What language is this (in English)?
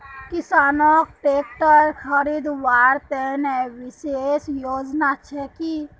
Magahi